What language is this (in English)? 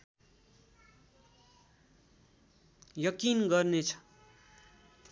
Nepali